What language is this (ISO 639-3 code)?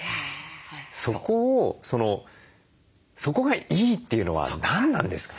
jpn